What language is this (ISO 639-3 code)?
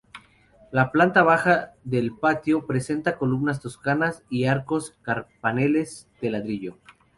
spa